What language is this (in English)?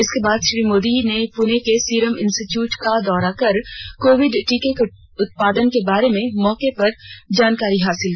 Hindi